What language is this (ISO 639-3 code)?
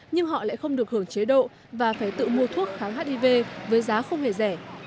vie